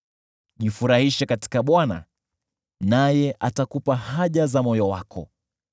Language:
Swahili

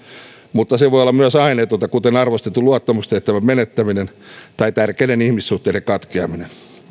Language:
Finnish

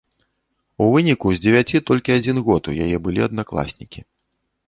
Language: Belarusian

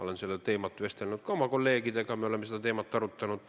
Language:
Estonian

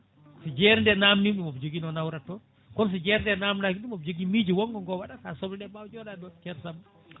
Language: Fula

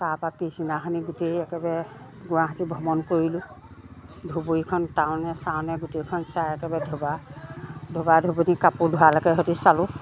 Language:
Assamese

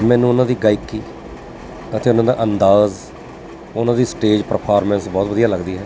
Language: Punjabi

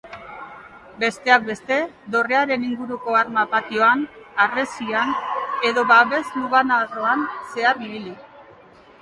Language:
Basque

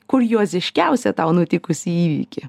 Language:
Lithuanian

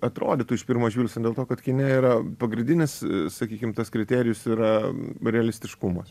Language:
Lithuanian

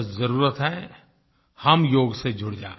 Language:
Hindi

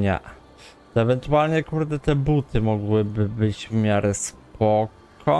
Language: Polish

